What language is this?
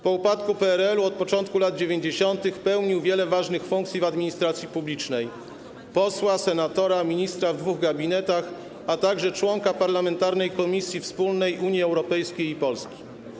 Polish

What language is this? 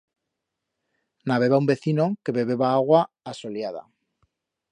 Aragonese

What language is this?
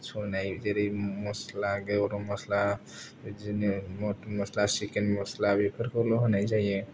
Bodo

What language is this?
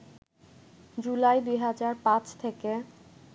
Bangla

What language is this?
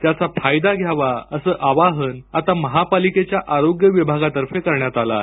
Marathi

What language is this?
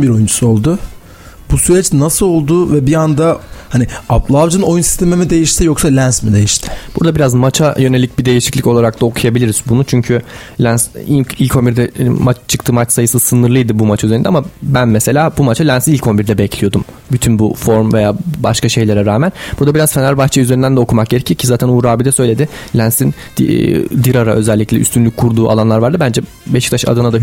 Turkish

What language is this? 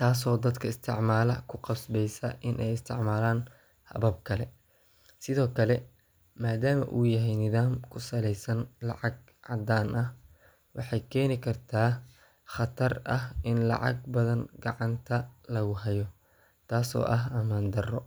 Somali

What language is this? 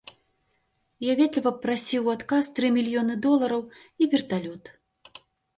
Belarusian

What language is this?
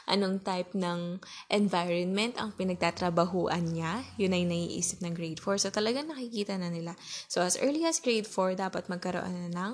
Filipino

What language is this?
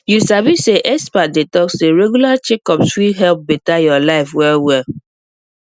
Nigerian Pidgin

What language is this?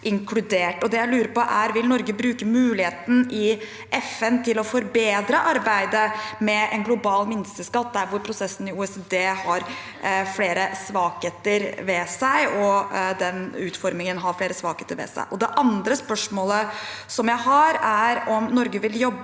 Norwegian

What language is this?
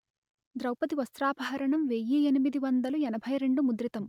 Telugu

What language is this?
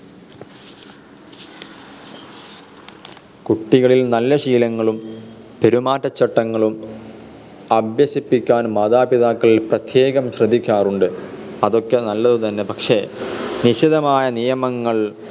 Malayalam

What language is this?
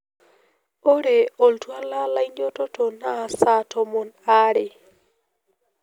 Masai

